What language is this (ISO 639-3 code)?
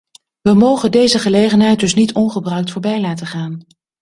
nld